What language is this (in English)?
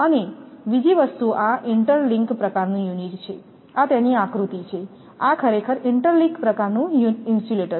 Gujarati